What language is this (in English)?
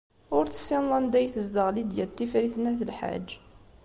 Kabyle